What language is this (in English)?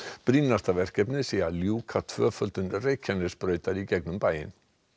Icelandic